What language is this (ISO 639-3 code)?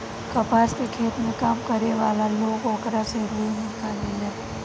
bho